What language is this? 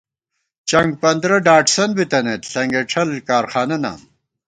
Gawar-Bati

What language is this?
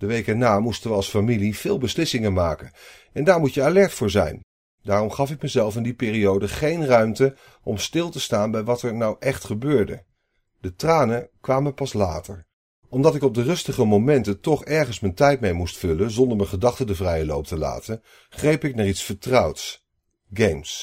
Dutch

